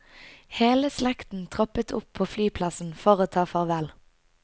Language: Norwegian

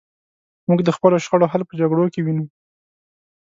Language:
Pashto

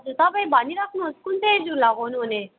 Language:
Nepali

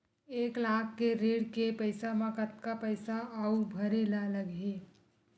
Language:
Chhattisgarhi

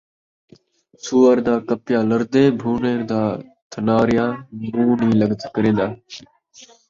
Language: Saraiki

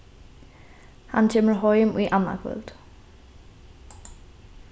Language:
Faroese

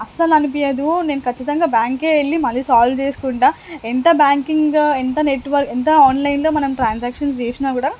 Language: Telugu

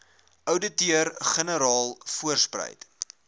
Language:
Afrikaans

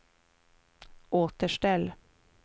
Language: Swedish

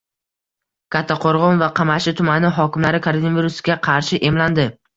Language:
Uzbek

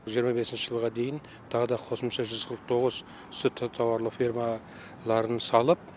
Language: Kazakh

